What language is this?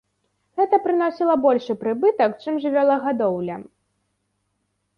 Belarusian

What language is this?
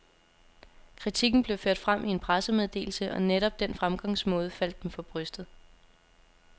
Danish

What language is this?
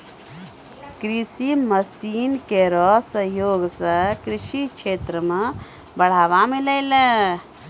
Maithili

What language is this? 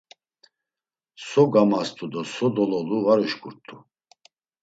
Laz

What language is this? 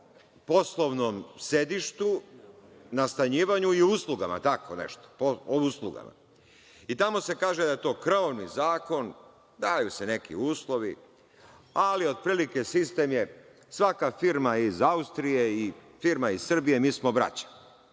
Serbian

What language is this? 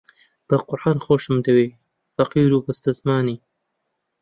Central Kurdish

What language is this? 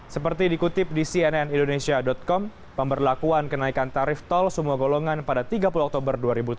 Indonesian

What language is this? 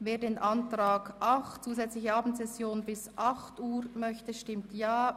Swiss German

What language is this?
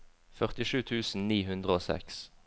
Norwegian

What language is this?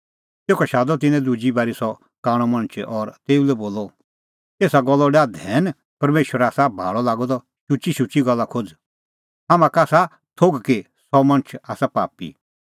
Kullu Pahari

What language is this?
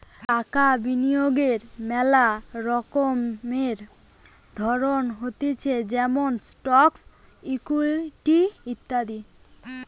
Bangla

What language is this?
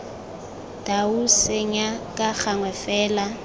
Tswana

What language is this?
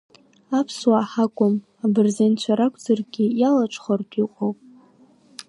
Abkhazian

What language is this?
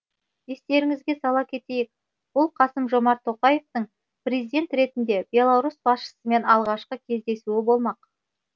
Kazakh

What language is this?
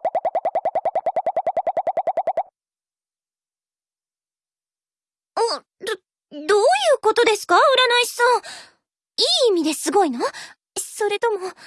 Japanese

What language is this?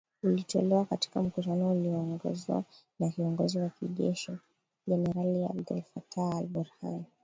Swahili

